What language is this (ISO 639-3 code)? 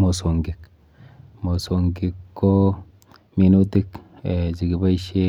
kln